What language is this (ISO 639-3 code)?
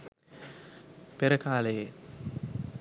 sin